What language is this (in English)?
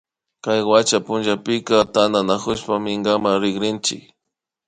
Imbabura Highland Quichua